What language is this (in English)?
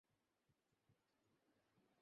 Bangla